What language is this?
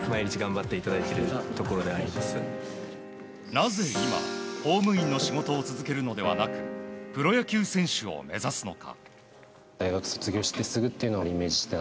Japanese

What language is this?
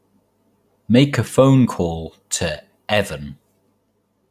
English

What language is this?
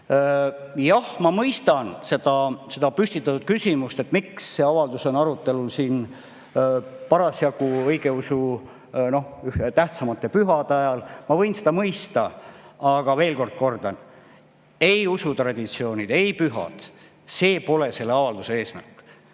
Estonian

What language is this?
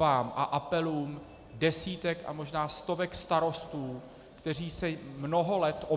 Czech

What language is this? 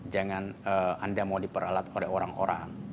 Indonesian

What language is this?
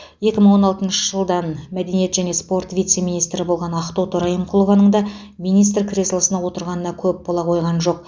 Kazakh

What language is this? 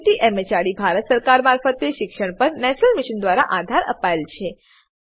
Gujarati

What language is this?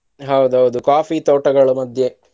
Kannada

